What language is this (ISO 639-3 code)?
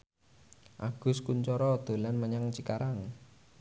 jav